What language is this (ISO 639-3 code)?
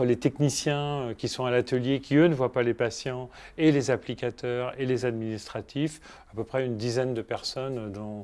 fra